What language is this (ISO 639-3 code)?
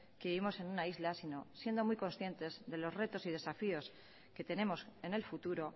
spa